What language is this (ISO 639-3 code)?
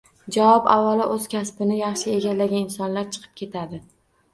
uzb